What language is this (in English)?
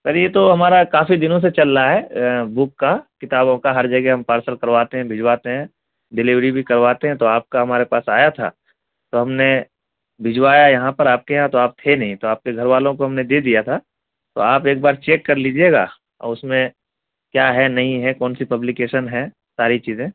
Urdu